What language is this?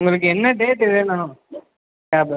Tamil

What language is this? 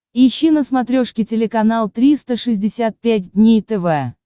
Russian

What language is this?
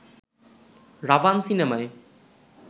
Bangla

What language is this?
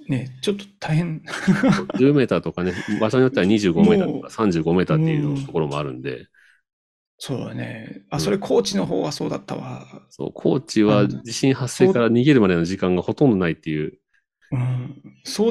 Japanese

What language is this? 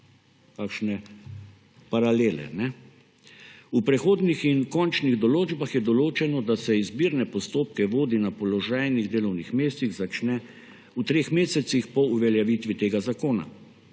Slovenian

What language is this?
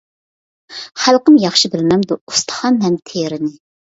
Uyghur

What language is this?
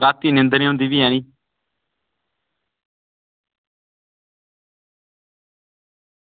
Dogri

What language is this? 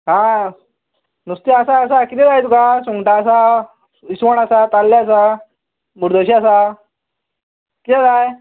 Konkani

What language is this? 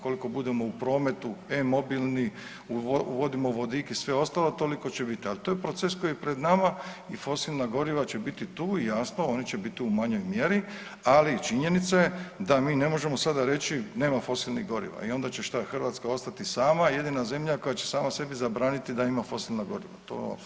Croatian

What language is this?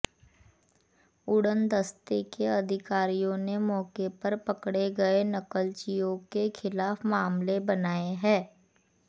Hindi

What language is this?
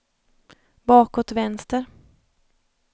Swedish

